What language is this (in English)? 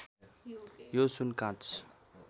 Nepali